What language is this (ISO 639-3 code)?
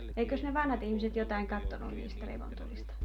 fin